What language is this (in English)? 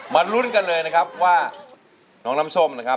Thai